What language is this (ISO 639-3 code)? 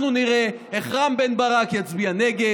heb